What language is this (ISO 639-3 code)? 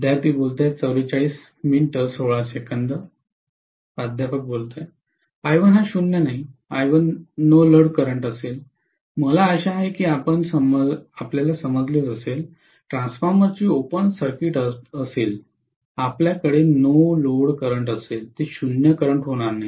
mar